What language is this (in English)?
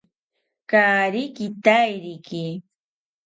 South Ucayali Ashéninka